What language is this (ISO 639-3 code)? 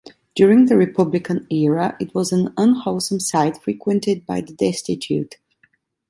eng